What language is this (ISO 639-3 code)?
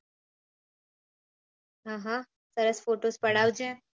guj